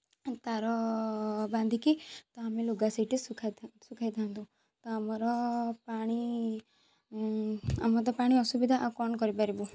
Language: Odia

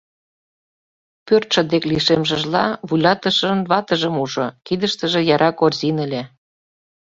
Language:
Mari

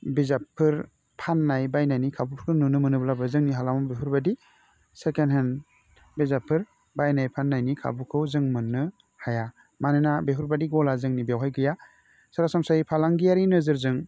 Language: Bodo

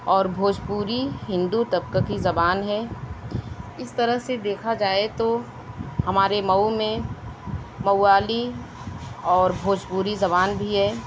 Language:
Urdu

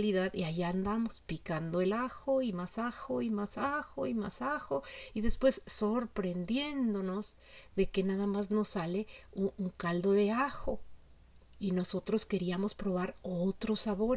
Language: Spanish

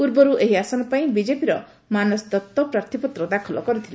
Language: Odia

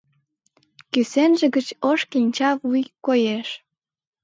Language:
Mari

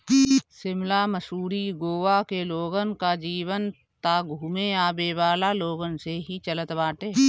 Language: Bhojpuri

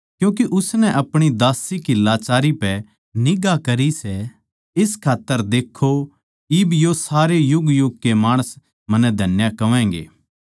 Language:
Haryanvi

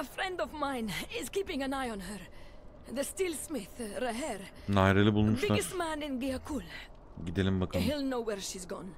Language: Turkish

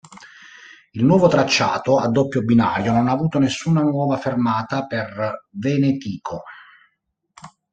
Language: Italian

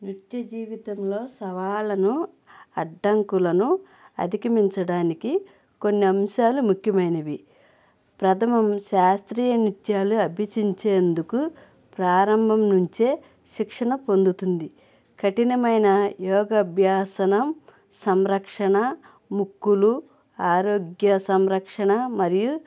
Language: Telugu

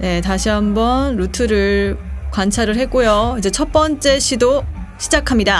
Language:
Korean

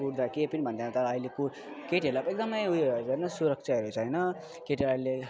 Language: Nepali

